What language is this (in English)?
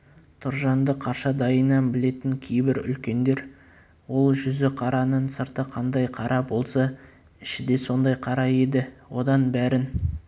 Kazakh